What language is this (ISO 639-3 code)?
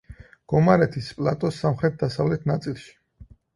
kat